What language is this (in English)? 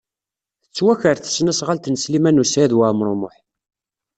Kabyle